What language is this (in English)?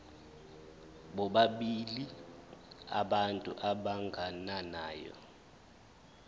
Zulu